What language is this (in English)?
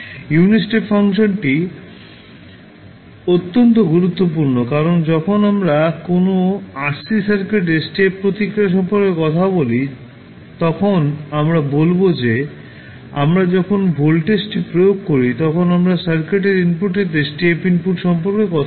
Bangla